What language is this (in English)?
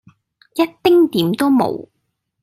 Cantonese